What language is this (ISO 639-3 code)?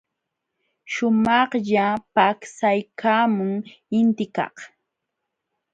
qxw